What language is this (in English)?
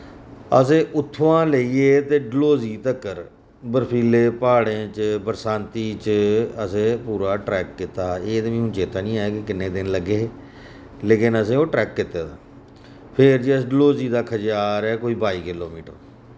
Dogri